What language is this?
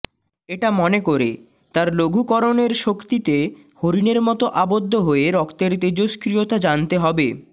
Bangla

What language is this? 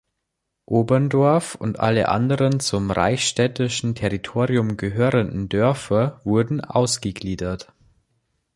German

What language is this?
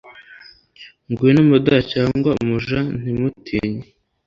Kinyarwanda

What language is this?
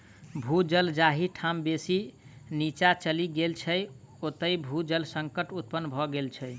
Maithili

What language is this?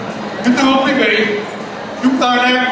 Vietnamese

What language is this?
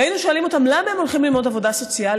Hebrew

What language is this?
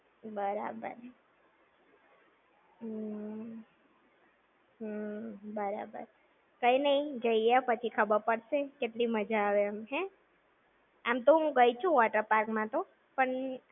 Gujarati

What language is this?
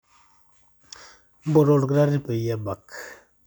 Masai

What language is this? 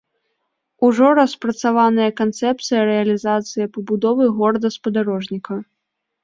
Belarusian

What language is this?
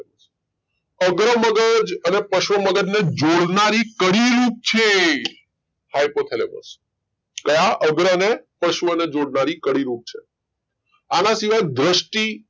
Gujarati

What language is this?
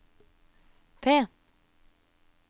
Norwegian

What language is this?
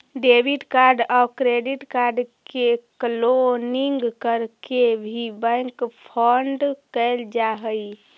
Magahi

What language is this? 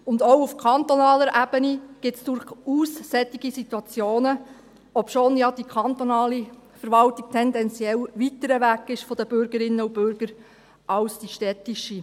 Swiss German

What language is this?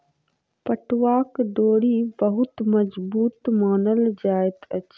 Maithili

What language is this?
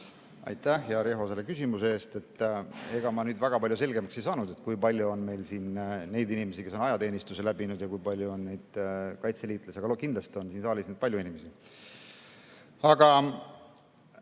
Estonian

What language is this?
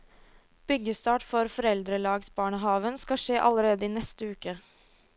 Norwegian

